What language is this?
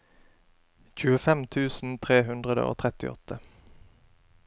Norwegian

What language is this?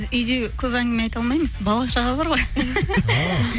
Kazakh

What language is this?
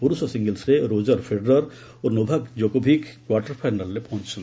Odia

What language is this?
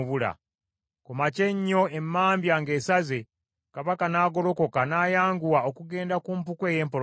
Ganda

